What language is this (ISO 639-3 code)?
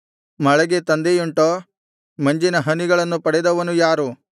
kan